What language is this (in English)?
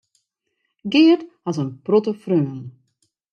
Western Frisian